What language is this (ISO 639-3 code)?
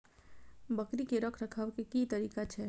mai